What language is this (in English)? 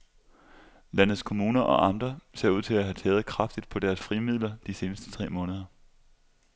Danish